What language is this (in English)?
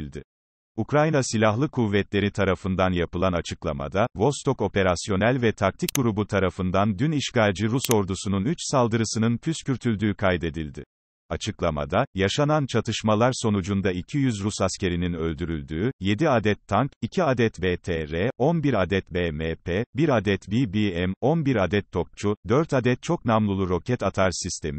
Turkish